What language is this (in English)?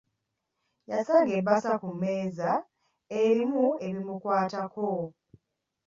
Ganda